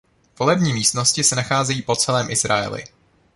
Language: Czech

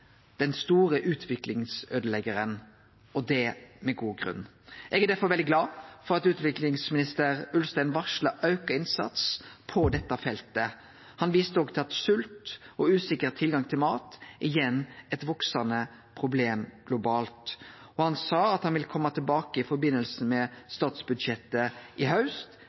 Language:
Norwegian Nynorsk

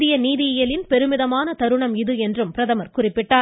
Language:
Tamil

